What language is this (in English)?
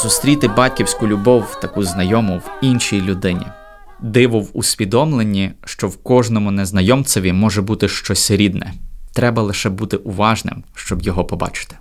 Ukrainian